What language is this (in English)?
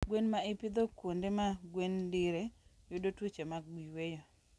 Luo (Kenya and Tanzania)